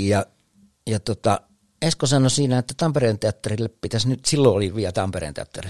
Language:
Finnish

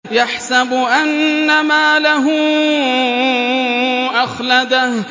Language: Arabic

